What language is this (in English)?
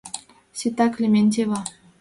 Mari